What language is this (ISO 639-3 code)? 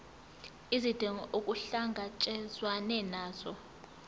zul